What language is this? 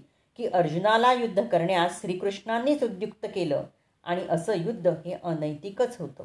Marathi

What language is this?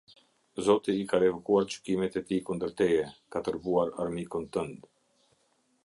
Albanian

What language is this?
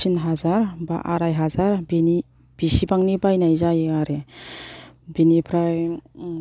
Bodo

